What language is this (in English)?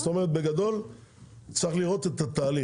Hebrew